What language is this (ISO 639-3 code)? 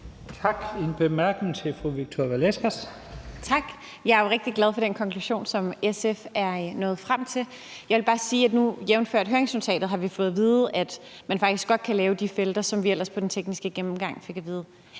dan